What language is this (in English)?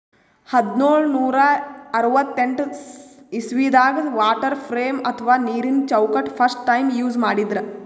Kannada